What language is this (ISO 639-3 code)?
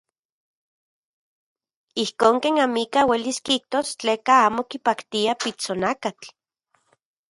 ncx